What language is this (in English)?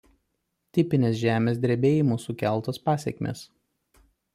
Lithuanian